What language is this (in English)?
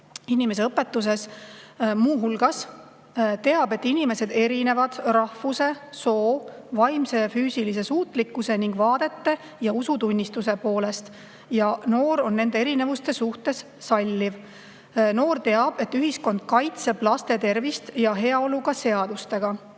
Estonian